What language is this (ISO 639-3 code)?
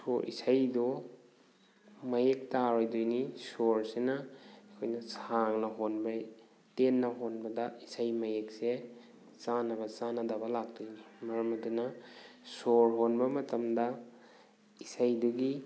mni